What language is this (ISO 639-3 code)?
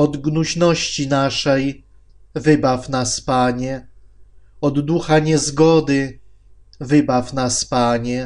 pol